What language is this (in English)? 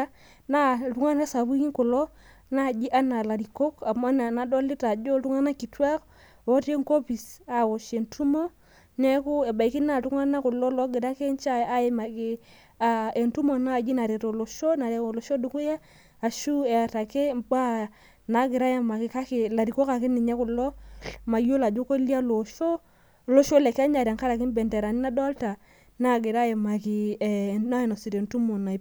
Masai